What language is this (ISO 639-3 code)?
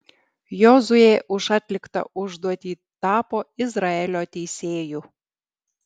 lit